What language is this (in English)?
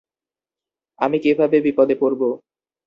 Bangla